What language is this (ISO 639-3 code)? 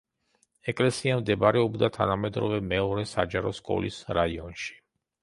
kat